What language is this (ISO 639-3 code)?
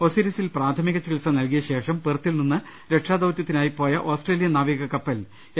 mal